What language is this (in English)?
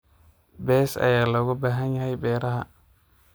Somali